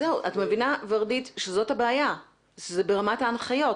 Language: Hebrew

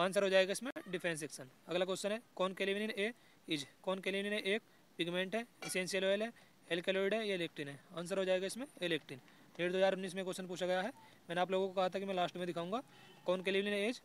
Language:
Hindi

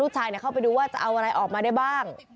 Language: Thai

